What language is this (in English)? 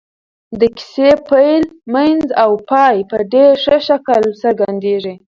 Pashto